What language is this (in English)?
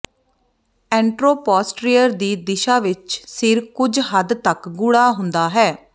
Punjabi